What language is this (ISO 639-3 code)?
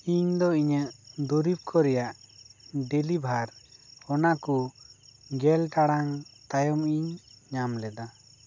sat